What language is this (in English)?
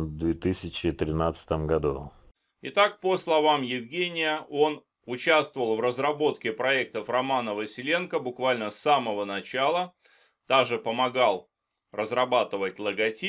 Russian